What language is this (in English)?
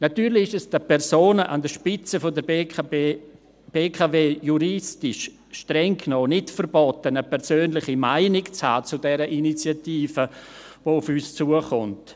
Swiss German